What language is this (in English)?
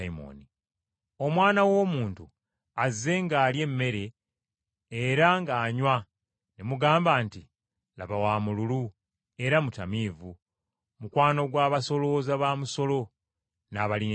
Ganda